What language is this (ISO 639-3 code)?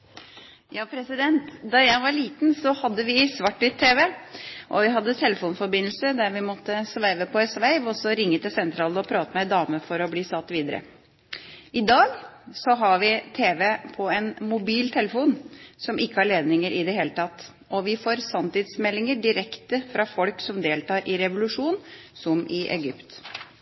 nob